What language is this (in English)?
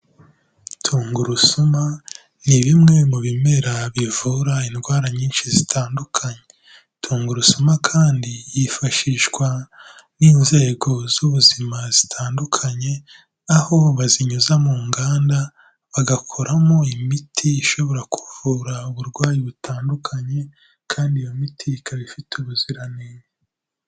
Kinyarwanda